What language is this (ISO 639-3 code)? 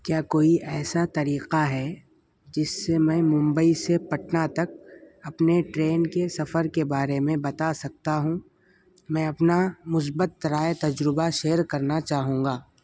urd